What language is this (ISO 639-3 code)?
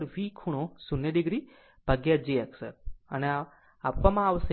guj